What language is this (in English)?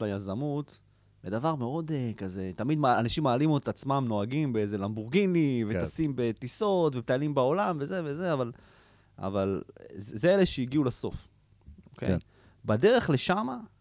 Hebrew